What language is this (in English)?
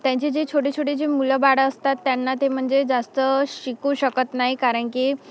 Marathi